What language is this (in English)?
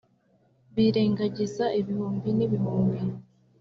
Kinyarwanda